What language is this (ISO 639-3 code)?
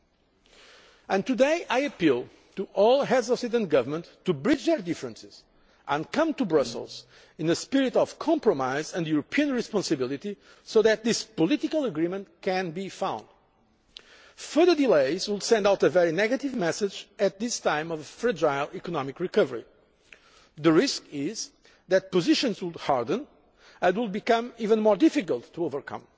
eng